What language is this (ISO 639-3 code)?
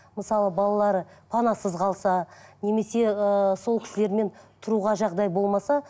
kaz